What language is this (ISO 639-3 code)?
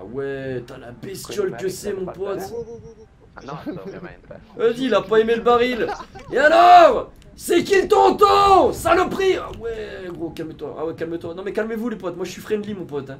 fra